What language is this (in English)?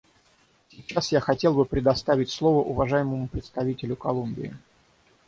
Russian